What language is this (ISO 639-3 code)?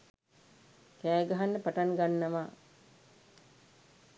sin